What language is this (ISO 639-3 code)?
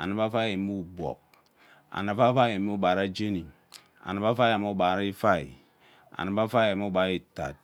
byc